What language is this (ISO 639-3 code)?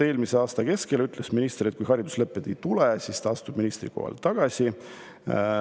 est